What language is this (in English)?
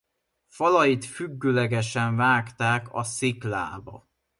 Hungarian